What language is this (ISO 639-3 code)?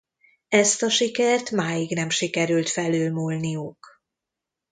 hun